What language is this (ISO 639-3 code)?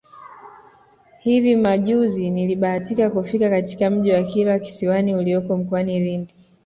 swa